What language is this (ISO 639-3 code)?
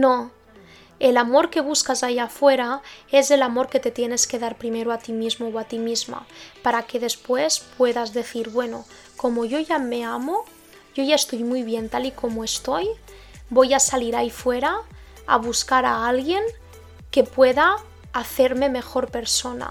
spa